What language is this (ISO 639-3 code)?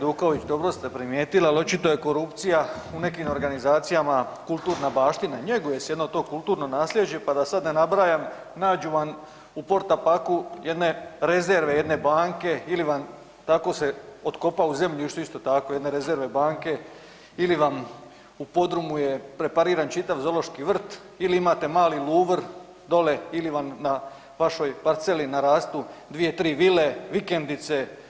hrv